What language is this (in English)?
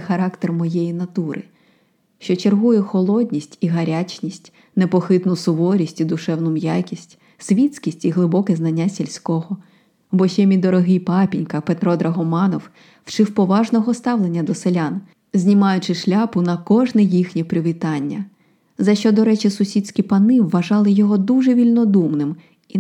Ukrainian